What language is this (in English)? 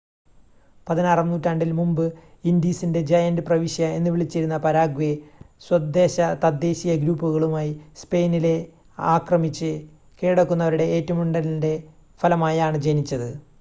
Malayalam